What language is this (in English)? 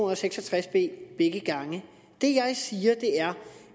Danish